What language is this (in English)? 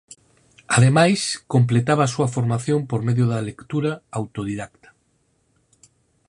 Galician